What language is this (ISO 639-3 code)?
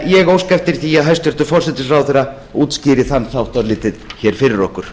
isl